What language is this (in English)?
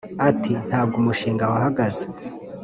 Kinyarwanda